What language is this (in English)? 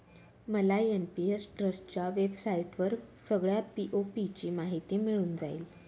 Marathi